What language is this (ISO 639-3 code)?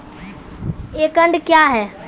mai